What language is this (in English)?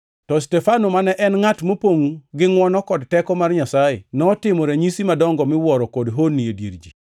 Luo (Kenya and Tanzania)